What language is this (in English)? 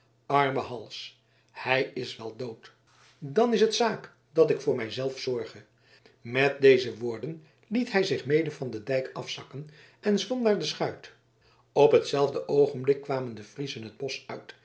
Dutch